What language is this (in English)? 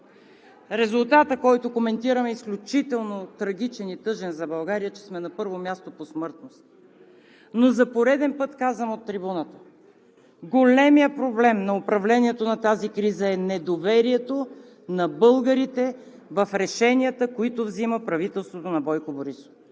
Bulgarian